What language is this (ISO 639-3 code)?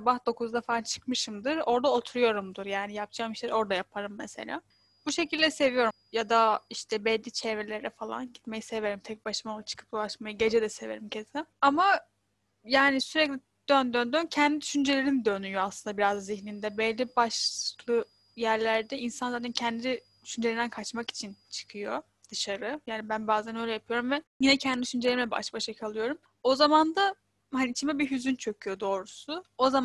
tur